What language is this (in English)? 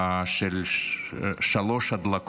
Hebrew